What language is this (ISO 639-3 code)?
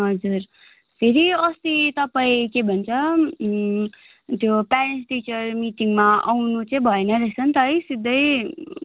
nep